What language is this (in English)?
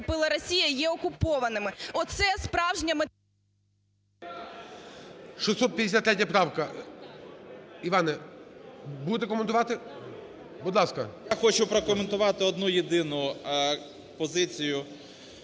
Ukrainian